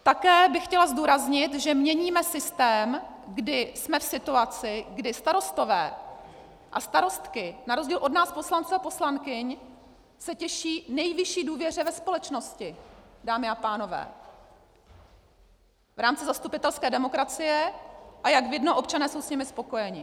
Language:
Czech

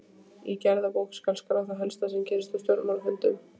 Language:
Icelandic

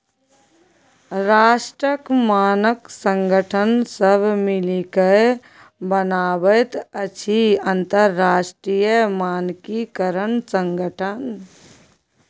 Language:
Maithili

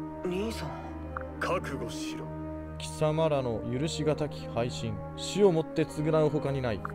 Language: Japanese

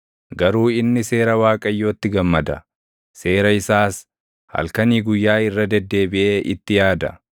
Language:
Oromo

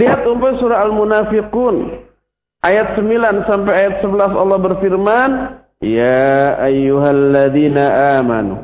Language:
Indonesian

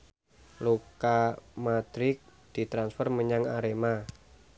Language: Javanese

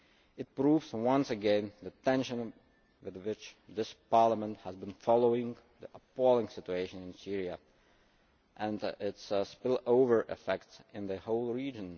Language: English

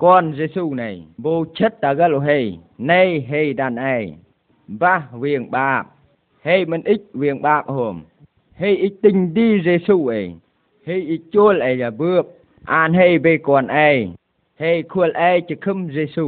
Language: Vietnamese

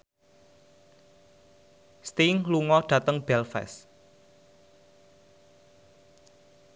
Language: Javanese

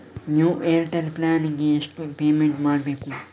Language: Kannada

